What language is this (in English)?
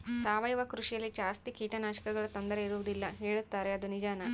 Kannada